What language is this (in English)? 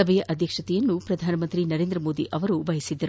Kannada